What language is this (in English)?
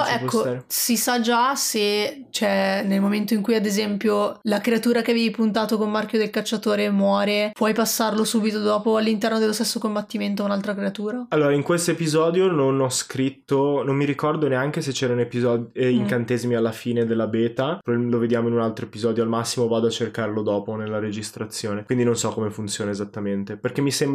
Italian